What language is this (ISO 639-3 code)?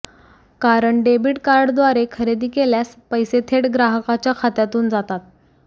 mar